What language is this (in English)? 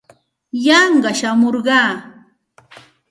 Santa Ana de Tusi Pasco Quechua